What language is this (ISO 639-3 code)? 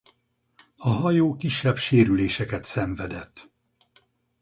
hun